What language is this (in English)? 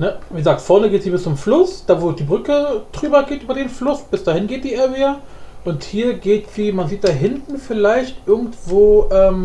German